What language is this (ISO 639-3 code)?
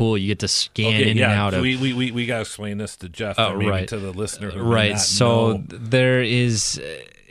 eng